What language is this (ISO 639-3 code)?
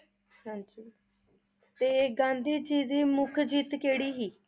pan